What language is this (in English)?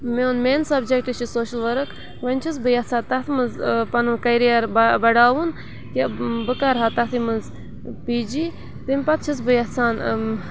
Kashmiri